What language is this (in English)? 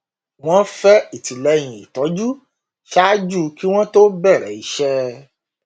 Yoruba